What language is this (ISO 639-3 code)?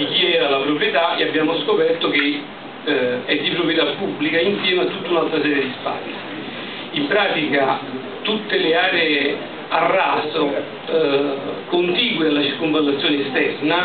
ita